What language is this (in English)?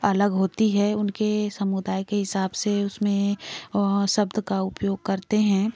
Hindi